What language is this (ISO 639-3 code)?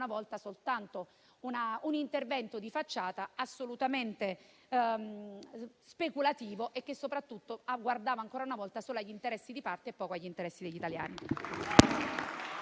ita